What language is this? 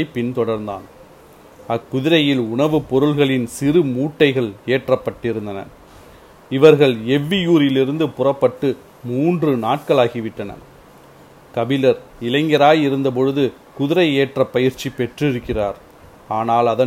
Tamil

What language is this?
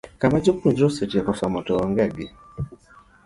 Luo (Kenya and Tanzania)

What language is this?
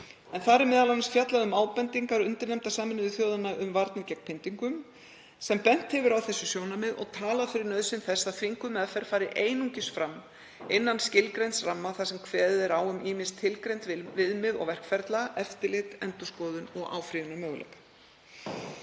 Icelandic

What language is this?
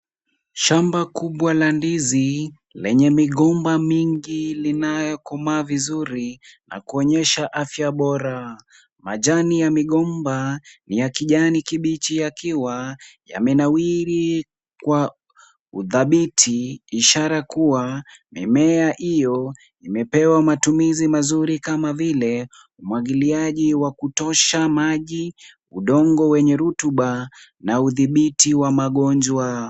Swahili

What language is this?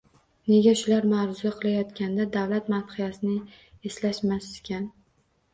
Uzbek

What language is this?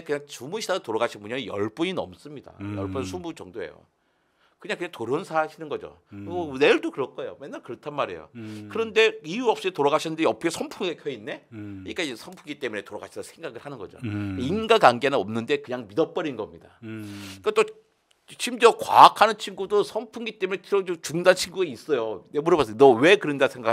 Korean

